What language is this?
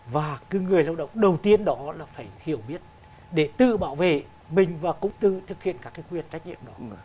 Vietnamese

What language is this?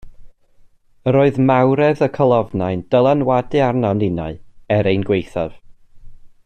Welsh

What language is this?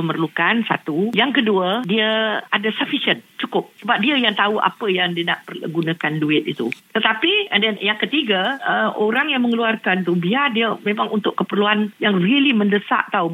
Malay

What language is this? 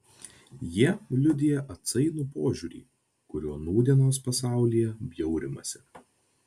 Lithuanian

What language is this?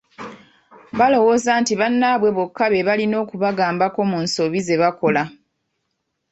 Ganda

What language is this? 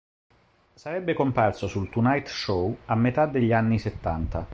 Italian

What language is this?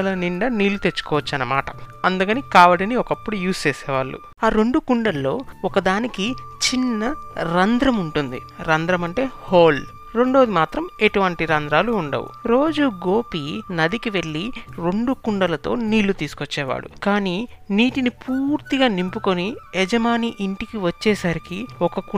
Telugu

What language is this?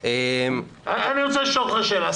Hebrew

